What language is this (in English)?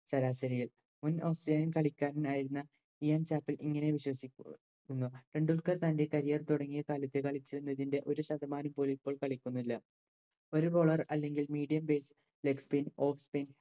Malayalam